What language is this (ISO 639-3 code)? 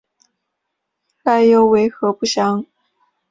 zho